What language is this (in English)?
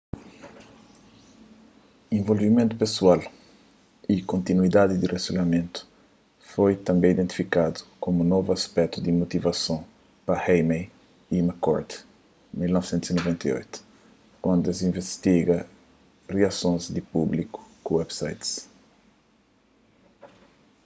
Kabuverdianu